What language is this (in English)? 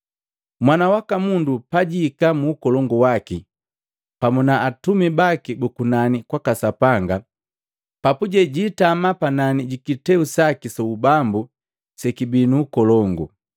Matengo